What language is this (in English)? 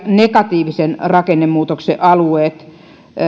Finnish